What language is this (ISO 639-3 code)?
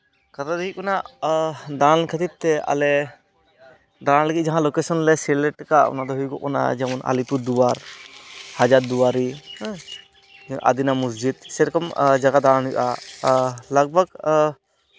sat